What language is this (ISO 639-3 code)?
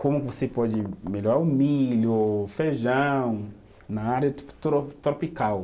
por